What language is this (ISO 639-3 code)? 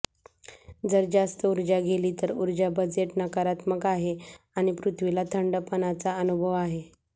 mar